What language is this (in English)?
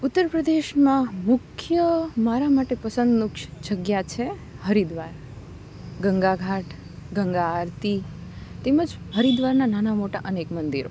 Gujarati